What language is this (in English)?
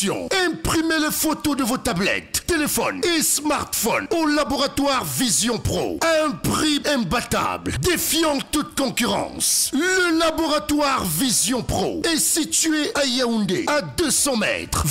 French